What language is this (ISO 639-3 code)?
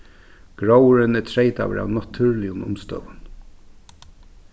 fao